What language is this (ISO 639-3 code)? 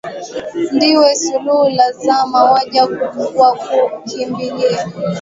swa